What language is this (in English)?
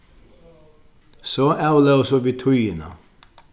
Faroese